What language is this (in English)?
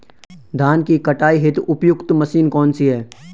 Hindi